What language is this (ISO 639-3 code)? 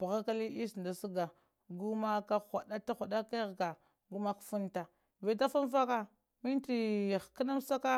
hia